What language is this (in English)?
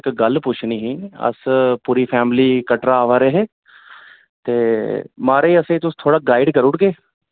Dogri